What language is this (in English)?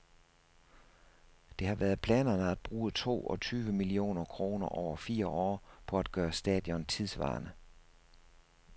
Danish